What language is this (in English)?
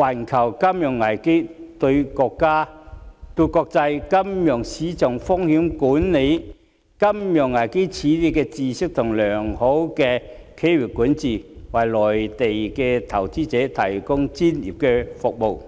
Cantonese